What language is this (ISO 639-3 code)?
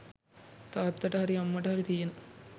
sin